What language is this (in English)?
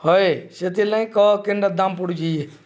Odia